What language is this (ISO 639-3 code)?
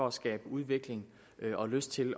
dan